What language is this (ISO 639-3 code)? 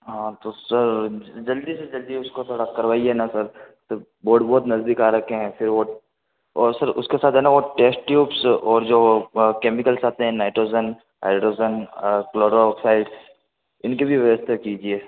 hin